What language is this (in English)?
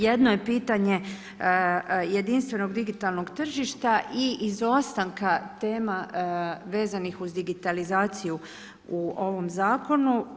Croatian